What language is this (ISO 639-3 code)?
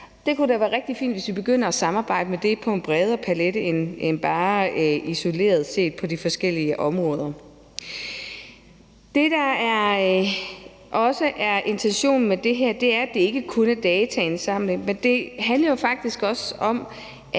dan